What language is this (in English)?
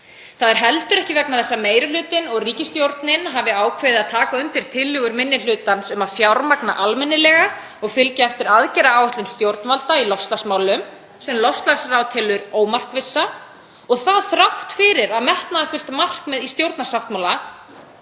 Icelandic